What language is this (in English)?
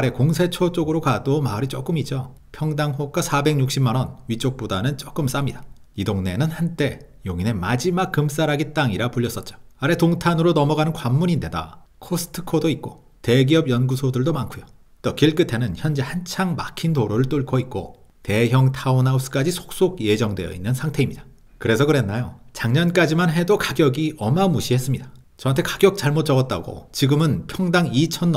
Korean